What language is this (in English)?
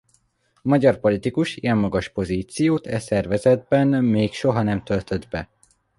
Hungarian